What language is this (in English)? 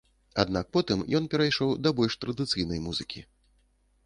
Belarusian